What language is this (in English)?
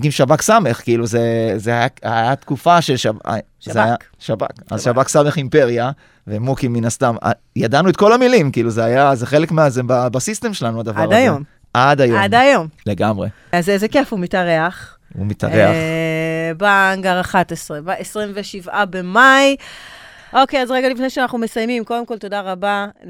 Hebrew